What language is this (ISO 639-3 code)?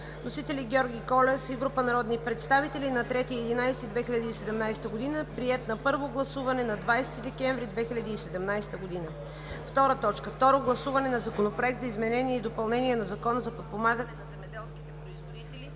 bul